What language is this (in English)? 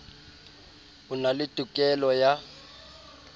Southern Sotho